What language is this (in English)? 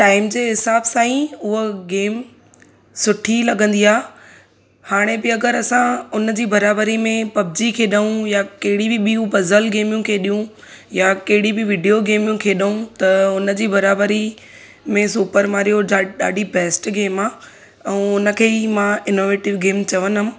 Sindhi